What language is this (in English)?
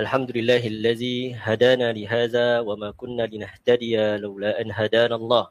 Malay